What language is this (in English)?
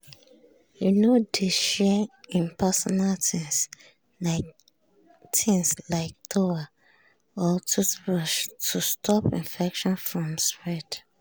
Nigerian Pidgin